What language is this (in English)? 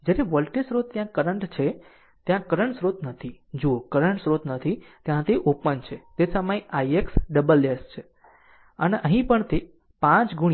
Gujarati